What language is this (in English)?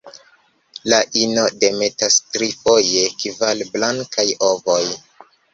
Esperanto